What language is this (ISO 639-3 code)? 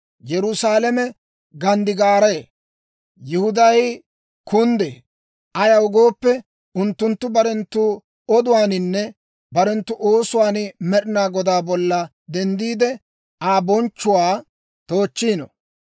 dwr